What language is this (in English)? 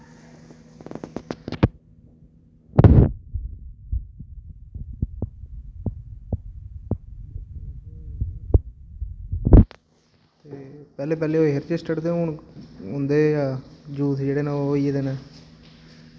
Dogri